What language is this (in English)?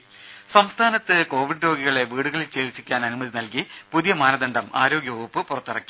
Malayalam